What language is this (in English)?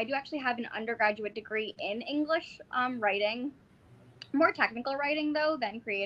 English